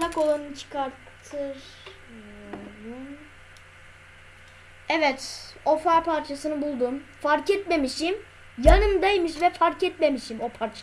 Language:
Turkish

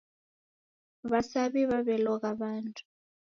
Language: Taita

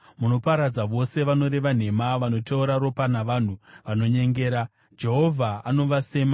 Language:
Shona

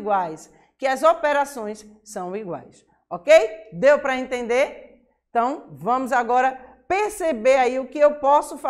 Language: Portuguese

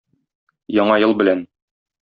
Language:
Tatar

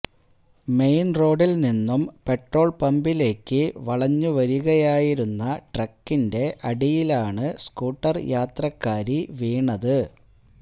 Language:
Malayalam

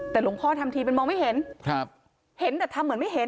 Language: Thai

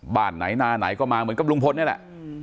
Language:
Thai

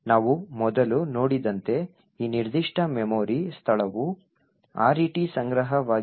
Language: Kannada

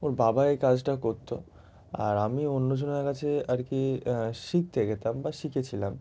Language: Bangla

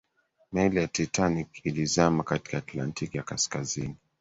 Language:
Swahili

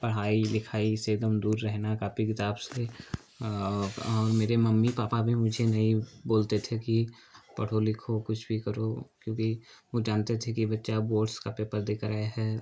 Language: Hindi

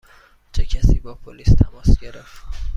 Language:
Persian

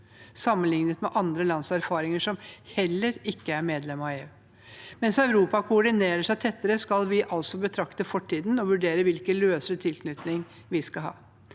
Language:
Norwegian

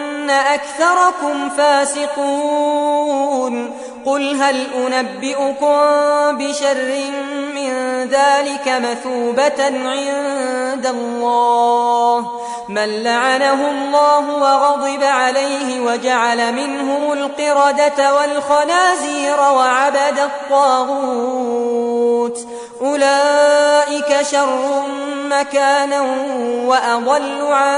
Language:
Arabic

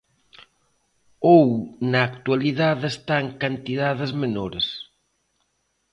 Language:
Galician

